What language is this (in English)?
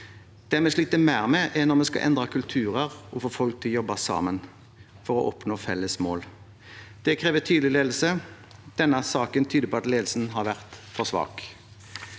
Norwegian